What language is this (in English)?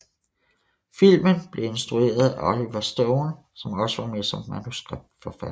Danish